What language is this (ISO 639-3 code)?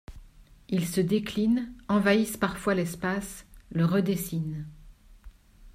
fra